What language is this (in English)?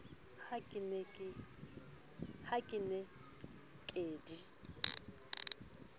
Southern Sotho